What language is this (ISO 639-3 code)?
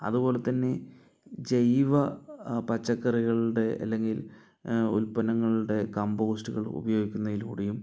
mal